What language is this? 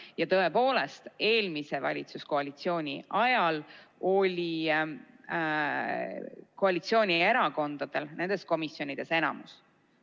Estonian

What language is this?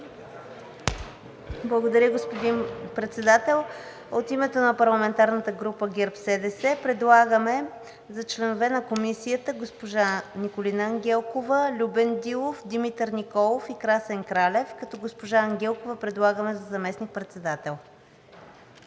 Bulgarian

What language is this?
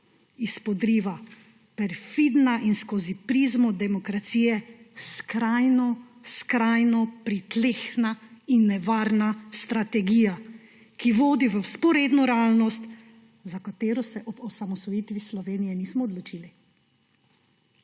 Slovenian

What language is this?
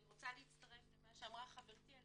Hebrew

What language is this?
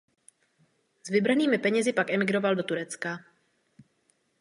Czech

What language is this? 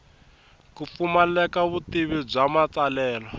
Tsonga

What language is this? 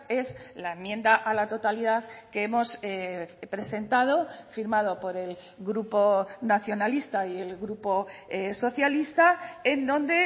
Spanish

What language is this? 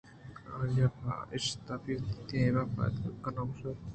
Eastern Balochi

